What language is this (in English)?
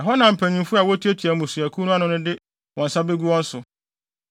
Akan